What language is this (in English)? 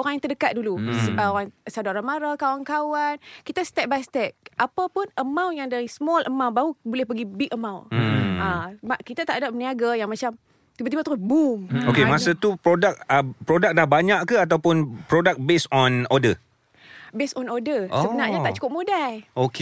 Malay